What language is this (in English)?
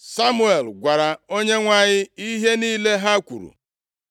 Igbo